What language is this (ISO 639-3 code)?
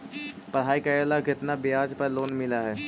mag